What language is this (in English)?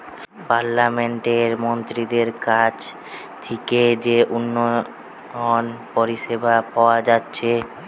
Bangla